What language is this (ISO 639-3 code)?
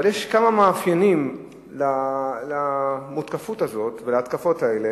heb